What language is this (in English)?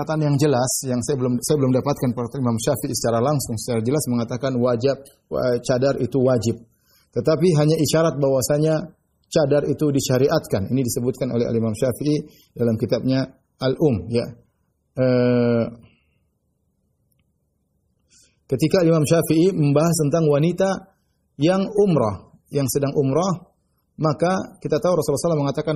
Indonesian